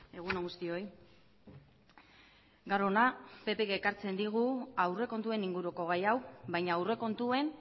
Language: Basque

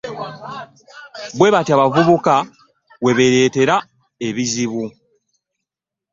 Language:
Ganda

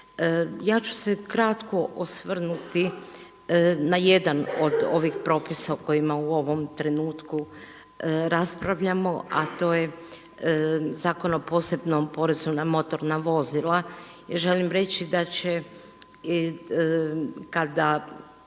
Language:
Croatian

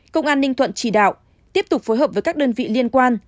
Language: Vietnamese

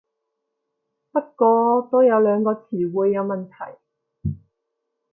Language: Cantonese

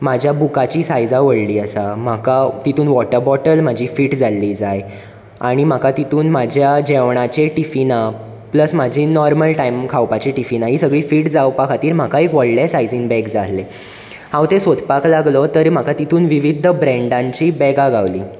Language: Konkani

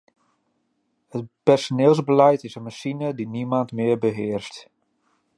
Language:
Dutch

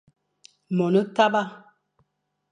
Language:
Fang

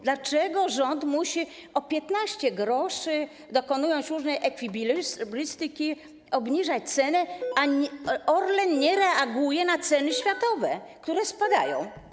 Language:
Polish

